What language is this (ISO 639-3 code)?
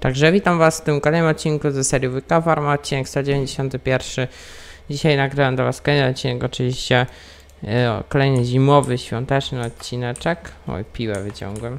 pol